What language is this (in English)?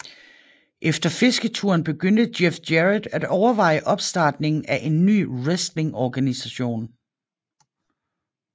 Danish